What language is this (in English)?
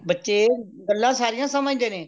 Punjabi